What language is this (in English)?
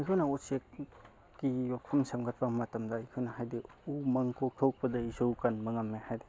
Manipuri